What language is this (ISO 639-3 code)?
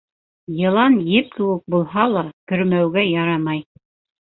bak